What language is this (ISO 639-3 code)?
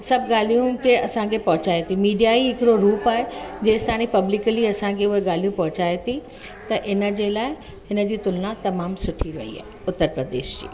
snd